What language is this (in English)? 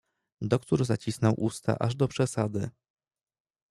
Polish